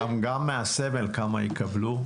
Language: Hebrew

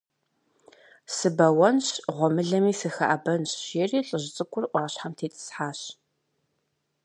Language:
Kabardian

